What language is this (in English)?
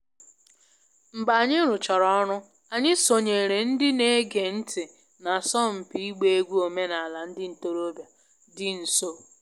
Igbo